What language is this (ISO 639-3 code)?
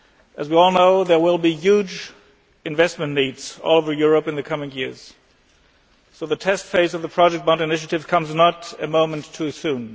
eng